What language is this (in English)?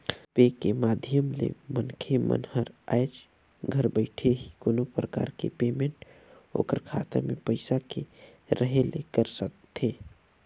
Chhattisgarhi